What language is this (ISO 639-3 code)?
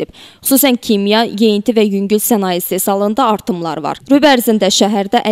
tur